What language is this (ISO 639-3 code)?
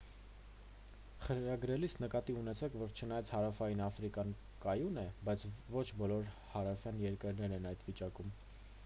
hye